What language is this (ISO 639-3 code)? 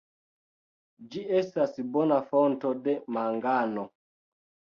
epo